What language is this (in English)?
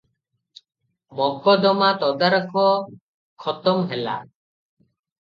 Odia